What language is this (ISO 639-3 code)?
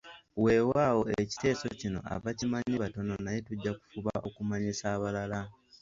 lug